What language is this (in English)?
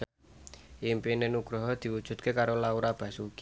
Javanese